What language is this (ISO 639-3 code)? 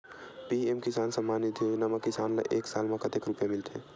hne